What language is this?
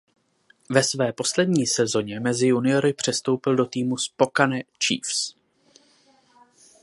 Czech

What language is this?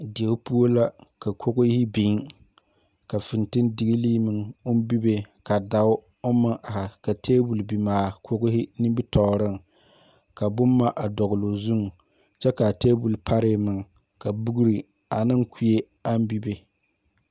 Southern Dagaare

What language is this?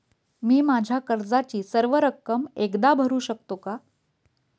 Marathi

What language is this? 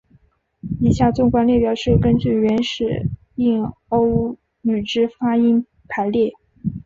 Chinese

